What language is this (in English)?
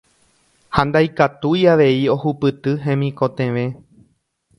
Guarani